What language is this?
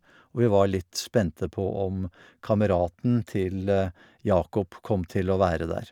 Norwegian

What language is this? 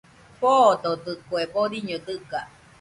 Nüpode Huitoto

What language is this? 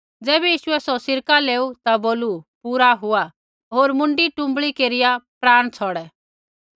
Kullu Pahari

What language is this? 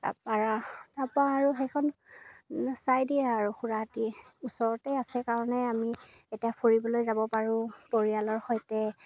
Assamese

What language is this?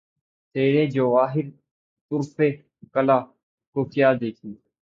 Urdu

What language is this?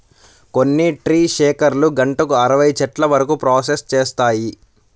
Telugu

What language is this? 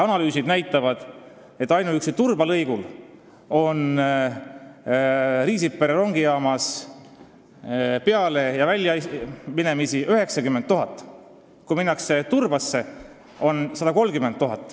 Estonian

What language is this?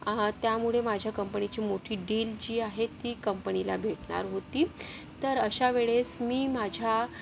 Marathi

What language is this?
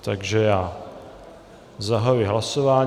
Czech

